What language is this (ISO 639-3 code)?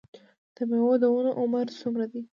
pus